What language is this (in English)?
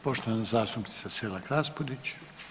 Croatian